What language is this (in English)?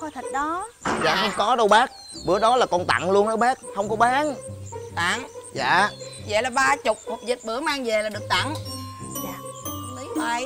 Vietnamese